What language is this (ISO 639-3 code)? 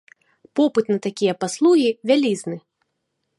bel